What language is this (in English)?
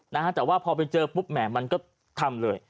Thai